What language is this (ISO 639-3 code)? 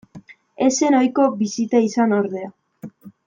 eus